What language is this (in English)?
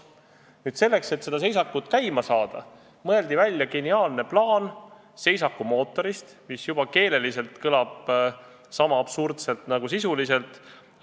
Estonian